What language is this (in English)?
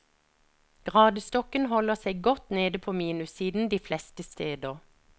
Norwegian